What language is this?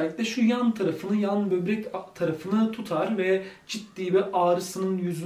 Turkish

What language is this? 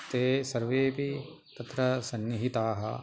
Sanskrit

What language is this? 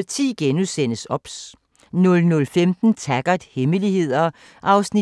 Danish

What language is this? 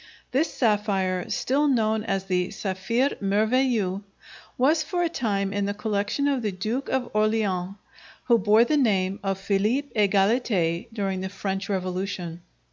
English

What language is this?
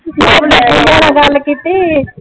Punjabi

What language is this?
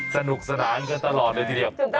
Thai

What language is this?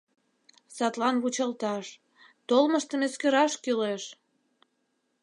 Mari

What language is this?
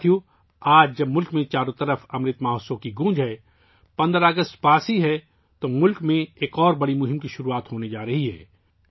Urdu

